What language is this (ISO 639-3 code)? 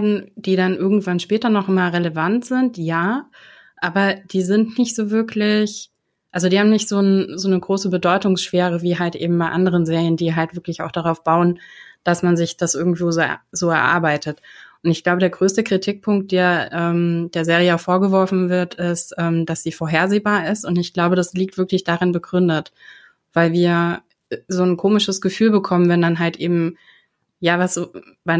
deu